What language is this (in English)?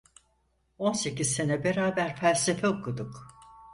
Turkish